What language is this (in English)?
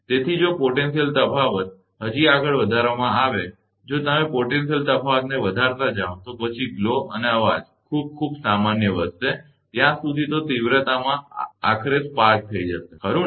Gujarati